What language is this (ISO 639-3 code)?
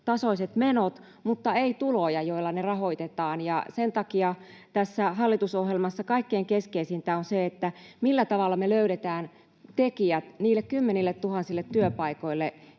fin